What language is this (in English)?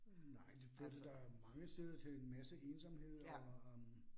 Danish